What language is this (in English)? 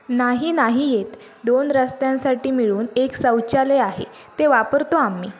Marathi